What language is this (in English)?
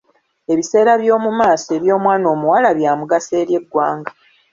Ganda